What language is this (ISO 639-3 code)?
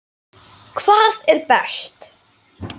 isl